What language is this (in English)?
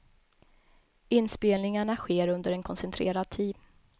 Swedish